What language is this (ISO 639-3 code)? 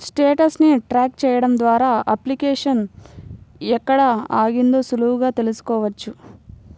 tel